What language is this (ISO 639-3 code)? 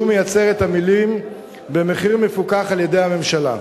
heb